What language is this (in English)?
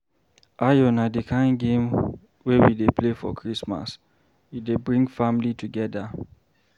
Nigerian Pidgin